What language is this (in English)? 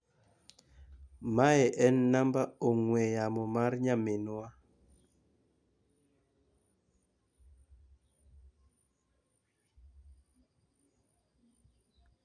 Luo (Kenya and Tanzania)